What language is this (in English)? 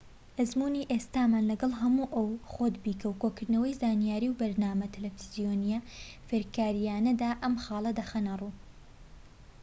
Central Kurdish